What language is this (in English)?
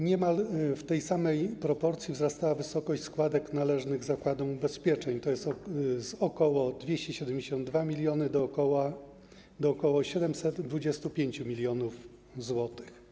Polish